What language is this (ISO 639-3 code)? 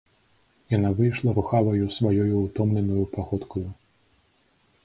bel